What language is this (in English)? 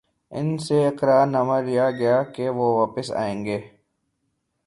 Urdu